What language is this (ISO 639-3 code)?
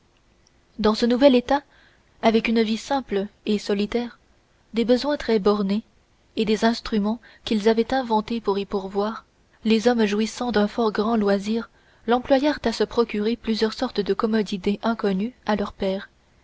fra